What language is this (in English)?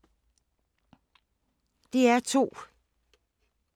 Danish